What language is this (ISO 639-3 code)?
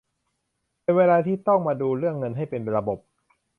tha